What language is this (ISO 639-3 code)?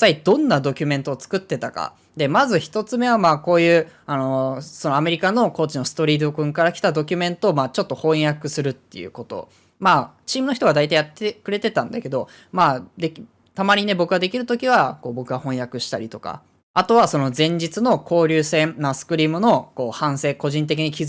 jpn